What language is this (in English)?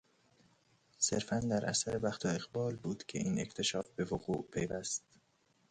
Persian